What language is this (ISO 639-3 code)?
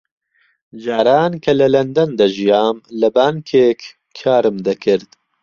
ckb